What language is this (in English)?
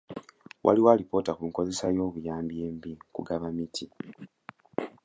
Ganda